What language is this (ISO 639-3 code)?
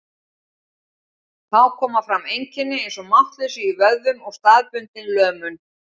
isl